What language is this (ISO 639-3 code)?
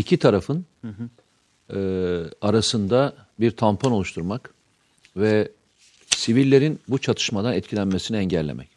tur